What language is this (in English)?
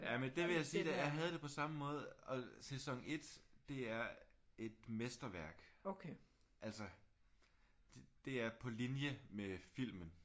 Danish